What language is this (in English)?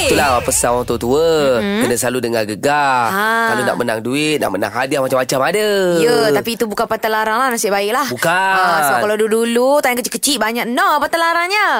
Malay